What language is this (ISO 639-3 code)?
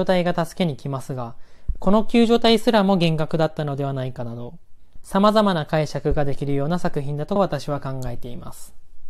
jpn